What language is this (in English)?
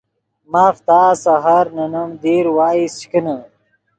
Yidgha